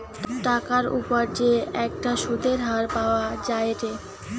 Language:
Bangla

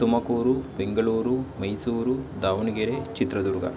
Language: Kannada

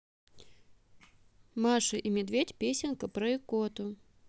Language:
Russian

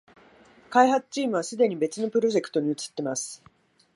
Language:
Japanese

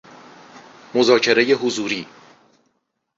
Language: Persian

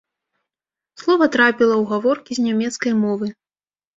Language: Belarusian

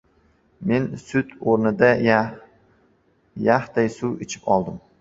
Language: Uzbek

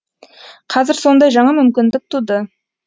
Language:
Kazakh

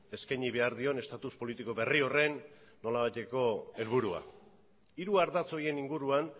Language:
Basque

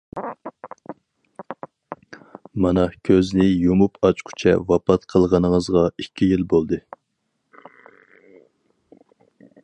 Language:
Uyghur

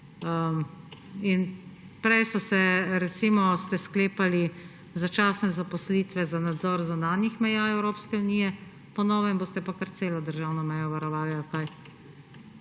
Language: Slovenian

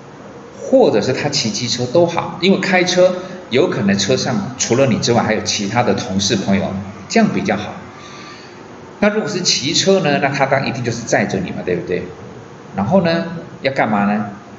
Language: Chinese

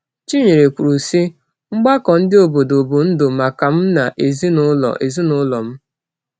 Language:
Igbo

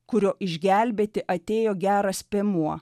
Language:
Lithuanian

